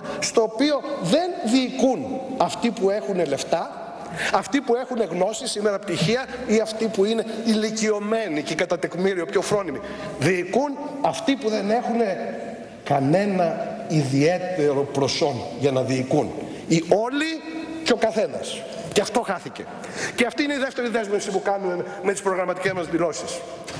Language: Greek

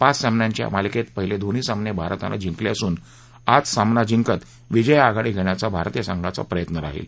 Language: Marathi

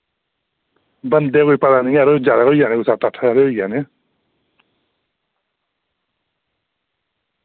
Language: Dogri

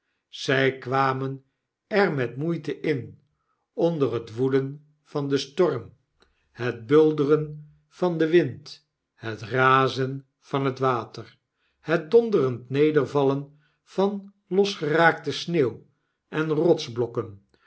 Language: Dutch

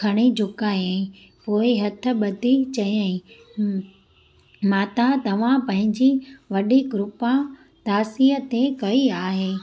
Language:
Sindhi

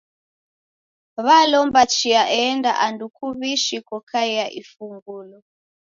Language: Taita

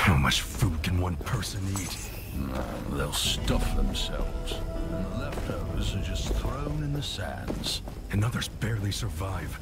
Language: English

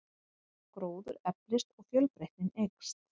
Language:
Icelandic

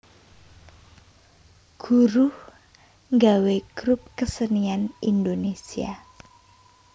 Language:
Javanese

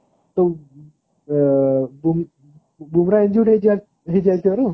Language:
Odia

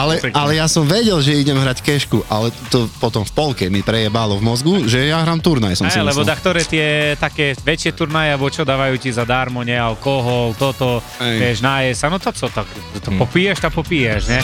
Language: Slovak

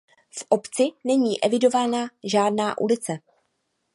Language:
Czech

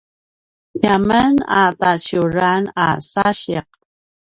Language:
Paiwan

